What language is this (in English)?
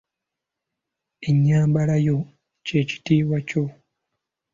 Ganda